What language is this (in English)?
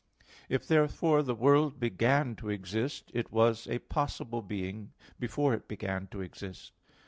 English